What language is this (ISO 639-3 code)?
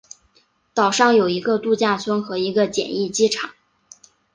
zho